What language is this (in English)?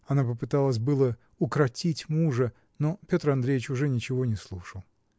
Russian